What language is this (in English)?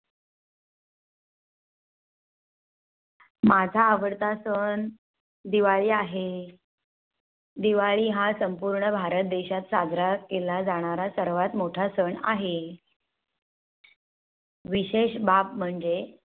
Marathi